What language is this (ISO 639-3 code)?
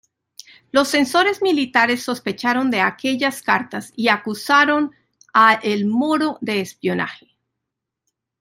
spa